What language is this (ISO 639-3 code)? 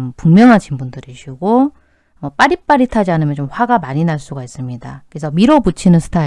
kor